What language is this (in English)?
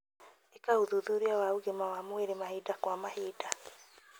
Kikuyu